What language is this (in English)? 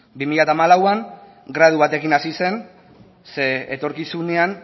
Basque